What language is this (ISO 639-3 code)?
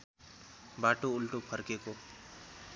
nep